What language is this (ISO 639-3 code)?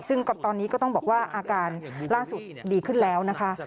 tha